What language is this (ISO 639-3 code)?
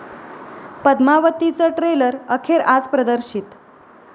mar